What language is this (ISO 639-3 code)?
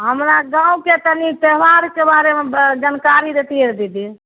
mai